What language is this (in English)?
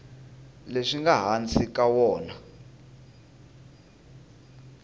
Tsonga